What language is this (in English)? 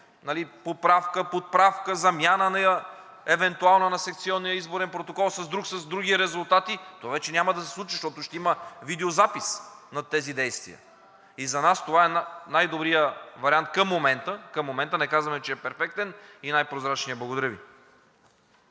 Bulgarian